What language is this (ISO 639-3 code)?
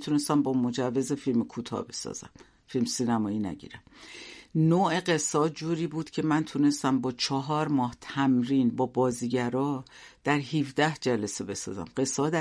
fas